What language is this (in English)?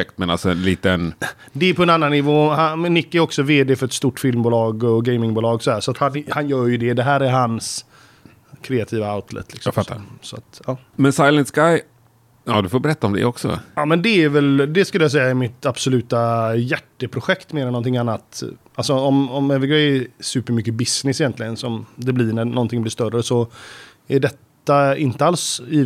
Swedish